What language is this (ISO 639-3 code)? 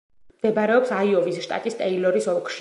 kat